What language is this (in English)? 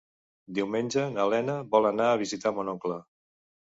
Catalan